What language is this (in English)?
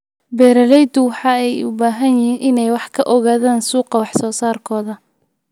Somali